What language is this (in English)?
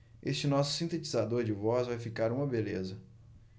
Portuguese